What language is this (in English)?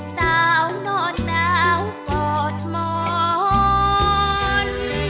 Thai